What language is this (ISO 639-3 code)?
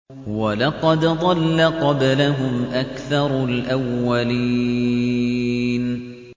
ara